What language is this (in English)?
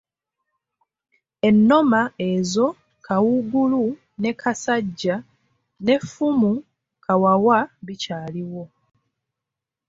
Ganda